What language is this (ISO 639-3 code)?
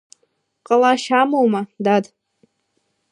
abk